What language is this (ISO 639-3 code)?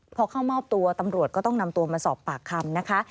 tha